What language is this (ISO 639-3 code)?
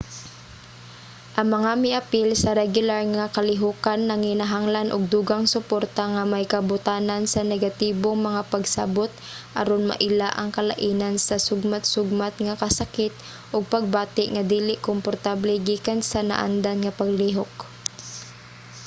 ceb